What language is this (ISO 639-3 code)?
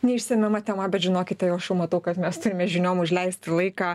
lit